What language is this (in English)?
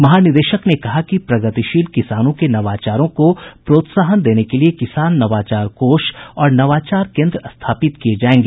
Hindi